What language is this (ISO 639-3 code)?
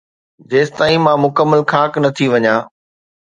snd